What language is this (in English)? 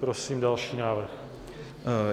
Czech